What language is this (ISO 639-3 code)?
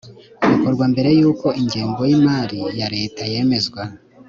kin